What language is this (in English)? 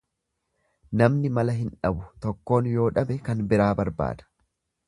Oromo